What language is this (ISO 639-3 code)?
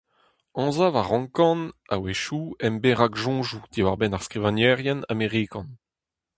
bre